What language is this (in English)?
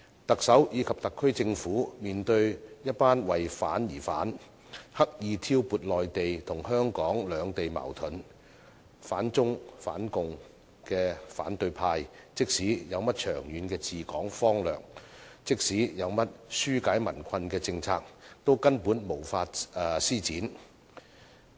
Cantonese